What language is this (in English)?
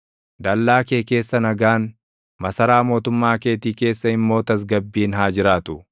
Oromo